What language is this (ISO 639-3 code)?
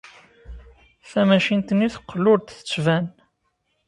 kab